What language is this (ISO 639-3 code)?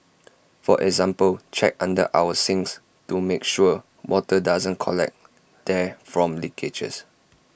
eng